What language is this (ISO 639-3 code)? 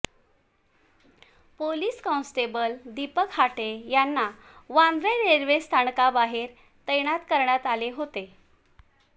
mar